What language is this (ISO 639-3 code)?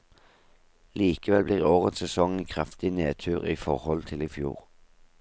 nor